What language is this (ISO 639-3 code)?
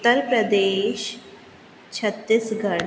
snd